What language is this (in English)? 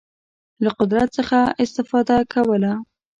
Pashto